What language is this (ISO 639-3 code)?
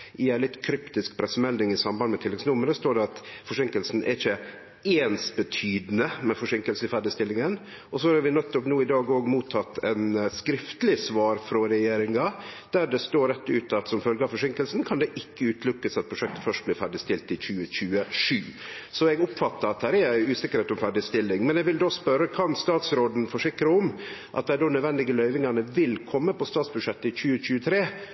nno